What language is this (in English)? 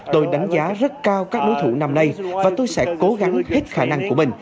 Vietnamese